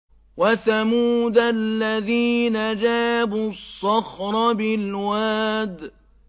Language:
Arabic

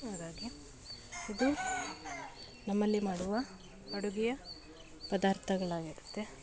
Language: Kannada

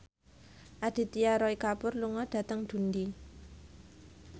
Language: Javanese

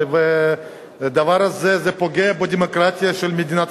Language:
Hebrew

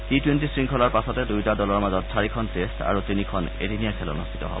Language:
Assamese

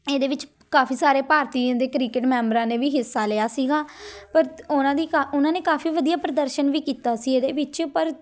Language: Punjabi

